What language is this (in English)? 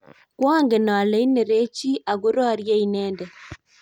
Kalenjin